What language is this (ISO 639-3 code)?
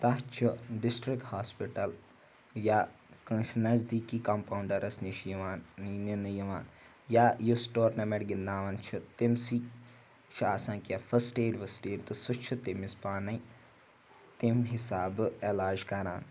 kas